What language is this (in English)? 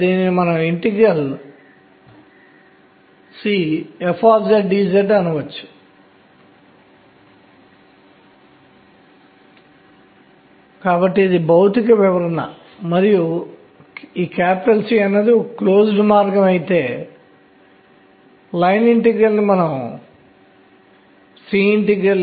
Telugu